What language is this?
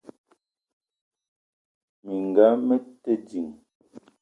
Eton (Cameroon)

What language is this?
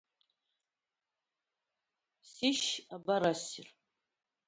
Abkhazian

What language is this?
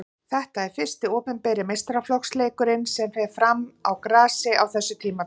Icelandic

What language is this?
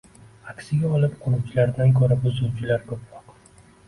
Uzbek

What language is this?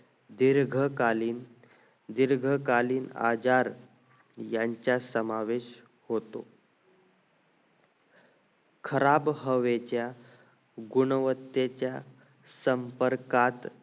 Marathi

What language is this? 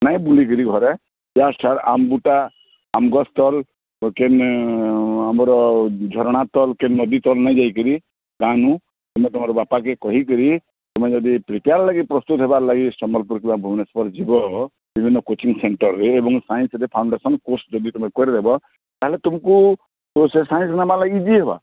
Odia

